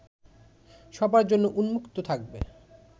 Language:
Bangla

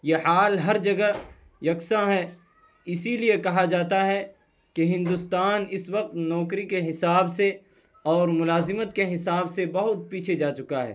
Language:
Urdu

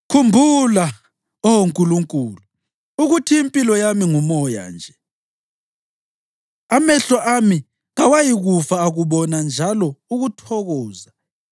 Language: North Ndebele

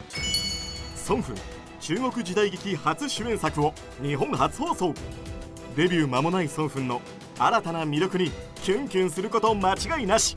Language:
Japanese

